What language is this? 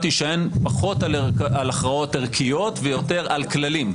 Hebrew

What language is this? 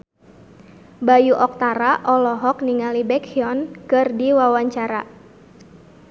Sundanese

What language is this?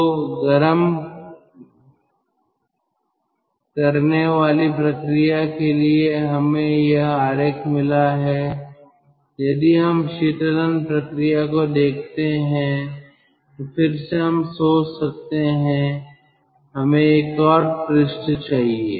Hindi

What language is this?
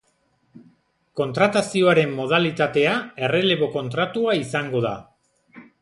Basque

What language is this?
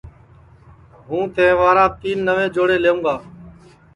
Sansi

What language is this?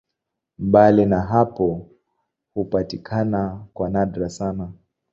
Swahili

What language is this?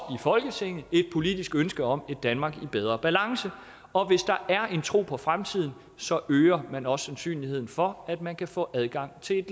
Danish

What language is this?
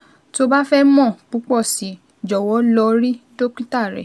Yoruba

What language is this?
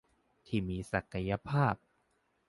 Thai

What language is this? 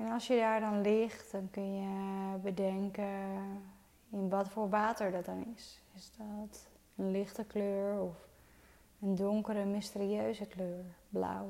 Dutch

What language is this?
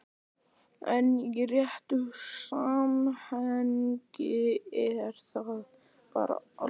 Icelandic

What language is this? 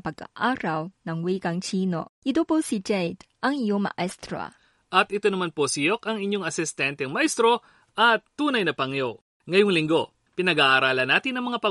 Filipino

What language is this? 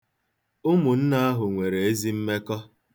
Igbo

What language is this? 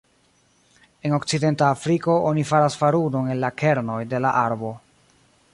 Esperanto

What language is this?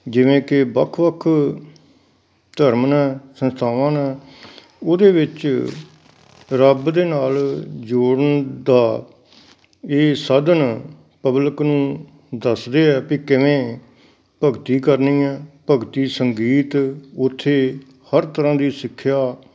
Punjabi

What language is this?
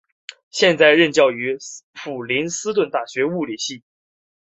Chinese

